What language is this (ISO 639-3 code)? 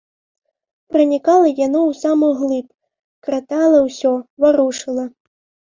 bel